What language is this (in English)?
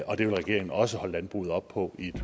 Danish